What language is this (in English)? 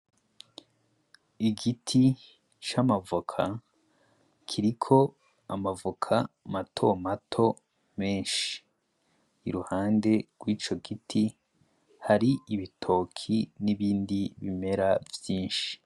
Rundi